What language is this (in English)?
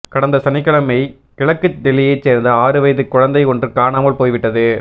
Tamil